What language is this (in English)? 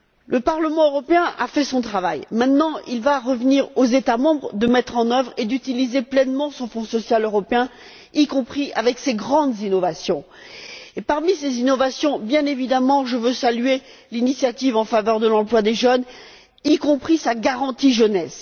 French